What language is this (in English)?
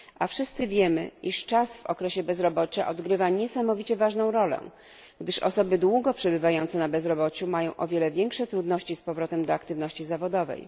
Polish